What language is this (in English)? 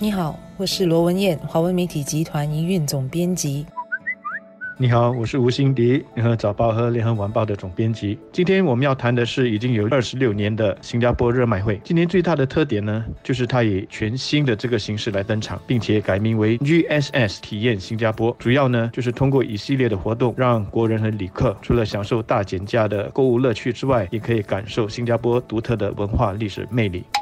Chinese